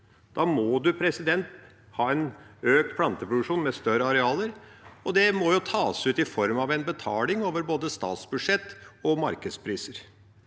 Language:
Norwegian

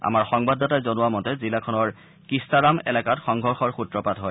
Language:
Assamese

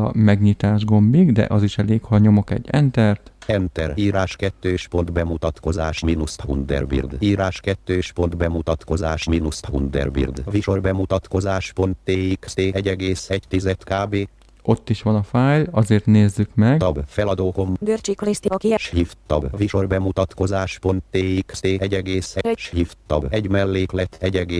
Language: Hungarian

